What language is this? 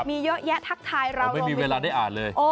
Thai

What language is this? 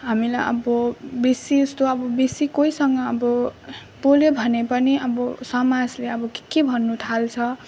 Nepali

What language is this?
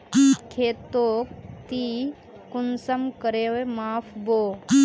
Magahi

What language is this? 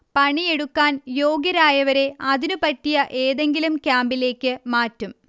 Malayalam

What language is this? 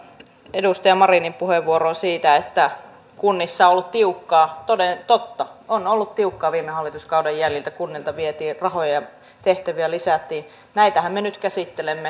Finnish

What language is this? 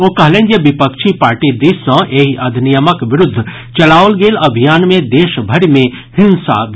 Maithili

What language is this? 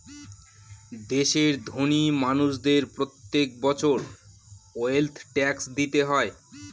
Bangla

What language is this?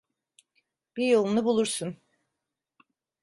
Turkish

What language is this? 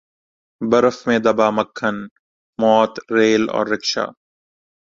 Urdu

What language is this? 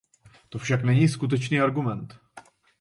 Czech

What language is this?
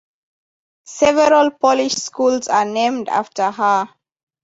English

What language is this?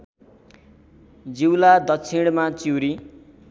Nepali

